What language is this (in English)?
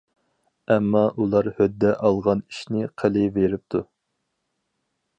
Uyghur